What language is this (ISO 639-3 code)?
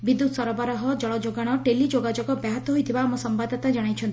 ori